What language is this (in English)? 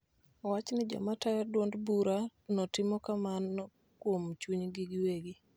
Luo (Kenya and Tanzania)